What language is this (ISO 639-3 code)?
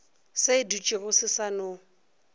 nso